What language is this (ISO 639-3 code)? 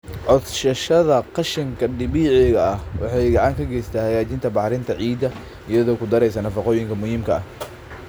som